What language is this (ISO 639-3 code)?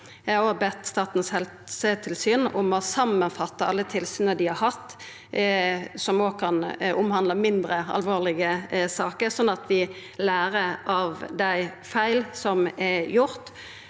nor